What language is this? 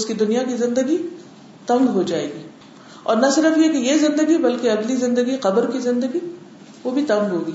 Urdu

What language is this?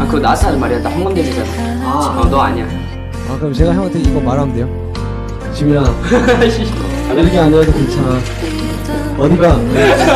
Korean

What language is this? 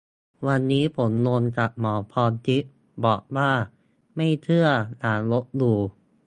Thai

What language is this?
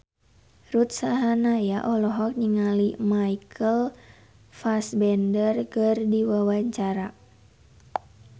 Sundanese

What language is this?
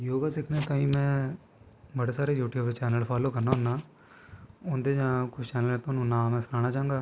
Dogri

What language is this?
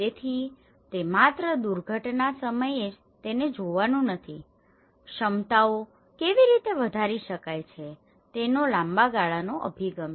Gujarati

